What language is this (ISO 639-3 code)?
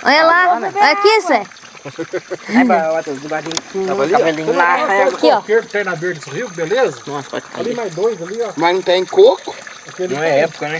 por